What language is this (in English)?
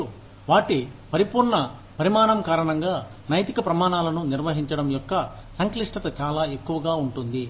Telugu